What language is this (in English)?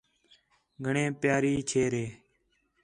Khetrani